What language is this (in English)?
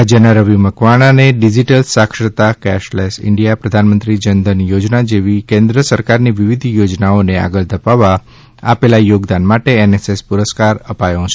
Gujarati